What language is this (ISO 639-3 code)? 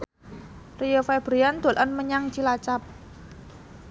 jav